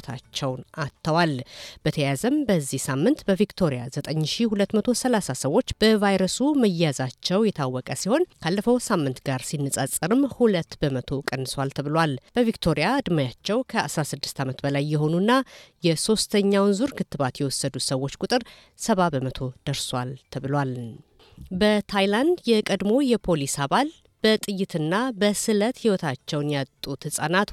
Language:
Amharic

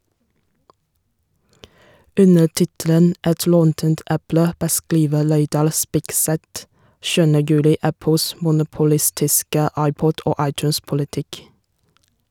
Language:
Norwegian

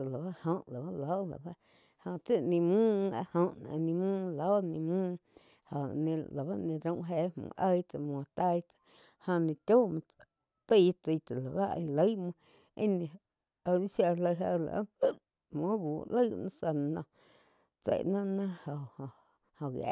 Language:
Quiotepec Chinantec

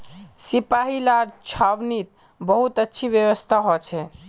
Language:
Magahi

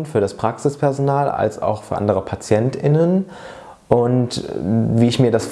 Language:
German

